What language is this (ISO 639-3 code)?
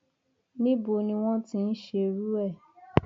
yor